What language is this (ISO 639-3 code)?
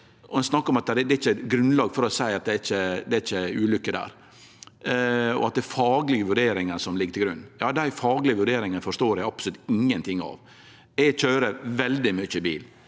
nor